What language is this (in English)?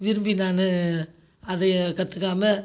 Tamil